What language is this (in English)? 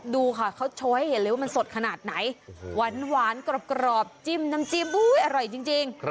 Thai